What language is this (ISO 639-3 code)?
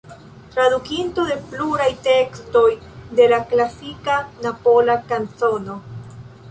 epo